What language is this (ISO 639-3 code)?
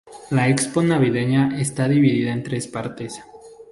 spa